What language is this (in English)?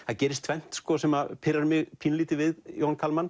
Icelandic